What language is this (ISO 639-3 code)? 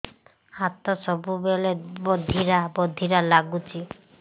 ori